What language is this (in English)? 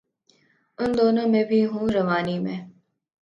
Urdu